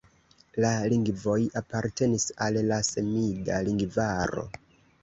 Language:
Esperanto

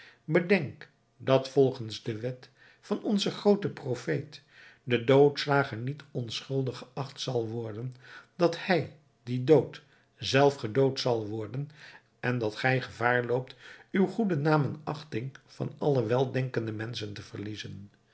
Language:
Dutch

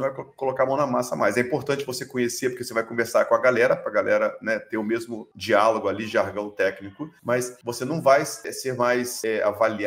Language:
Portuguese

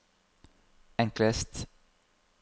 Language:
Norwegian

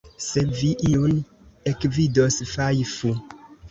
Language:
Esperanto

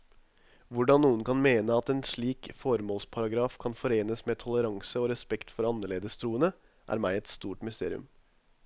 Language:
Norwegian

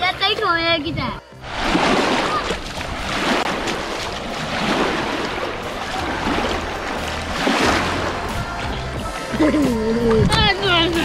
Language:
Japanese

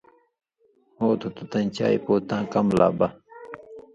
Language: Indus Kohistani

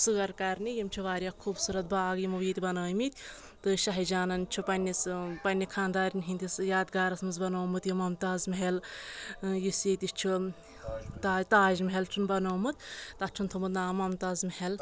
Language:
Kashmiri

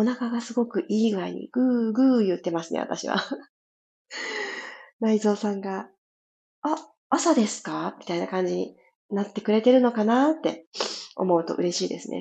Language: Japanese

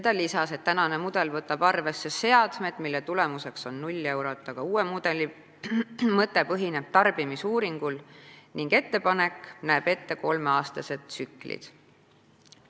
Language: Estonian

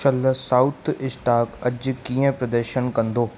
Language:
Sindhi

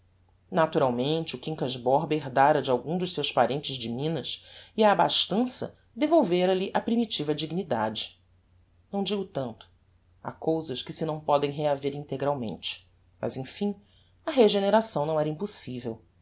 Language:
Portuguese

